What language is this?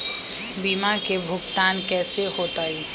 Magahi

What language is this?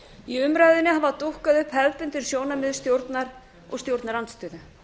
Icelandic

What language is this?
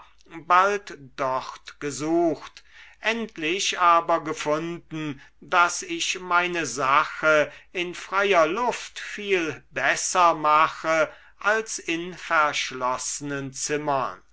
German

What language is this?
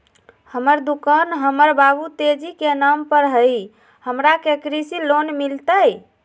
Magahi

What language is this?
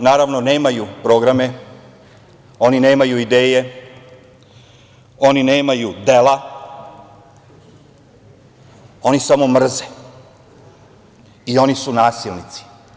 Serbian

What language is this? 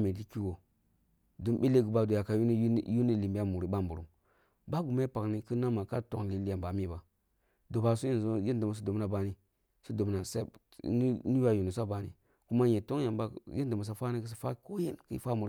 Kulung (Nigeria)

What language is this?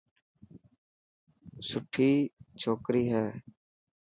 Dhatki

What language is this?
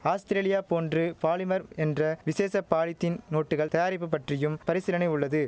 Tamil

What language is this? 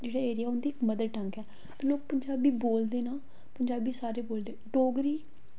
Dogri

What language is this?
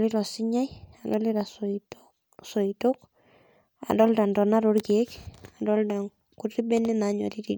Masai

